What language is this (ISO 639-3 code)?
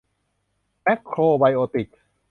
tha